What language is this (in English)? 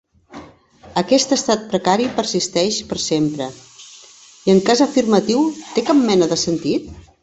Catalan